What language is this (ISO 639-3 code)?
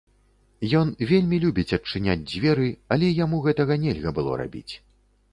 bel